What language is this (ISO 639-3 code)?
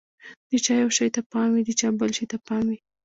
pus